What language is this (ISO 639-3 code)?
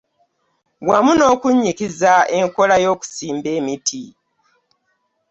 lug